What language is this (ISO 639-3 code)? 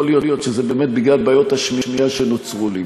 heb